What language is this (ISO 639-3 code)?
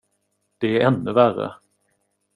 swe